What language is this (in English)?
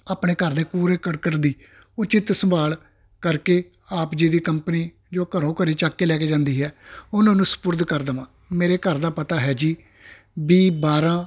Punjabi